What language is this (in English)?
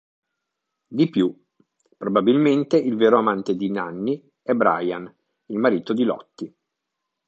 Italian